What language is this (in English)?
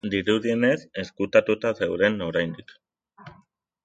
Basque